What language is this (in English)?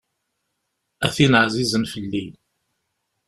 Kabyle